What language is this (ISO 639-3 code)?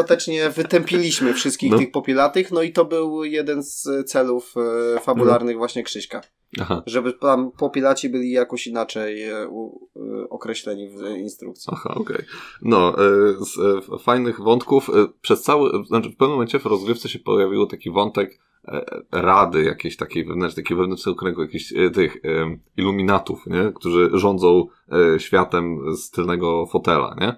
pol